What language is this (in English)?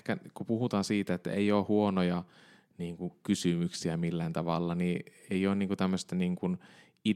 Finnish